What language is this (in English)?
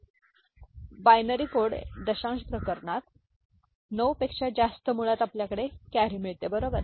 Marathi